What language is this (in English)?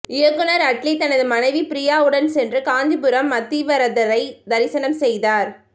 Tamil